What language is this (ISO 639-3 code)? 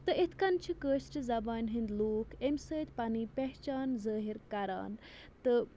kas